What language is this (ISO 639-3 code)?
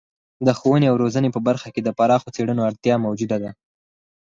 pus